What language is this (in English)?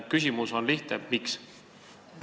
Estonian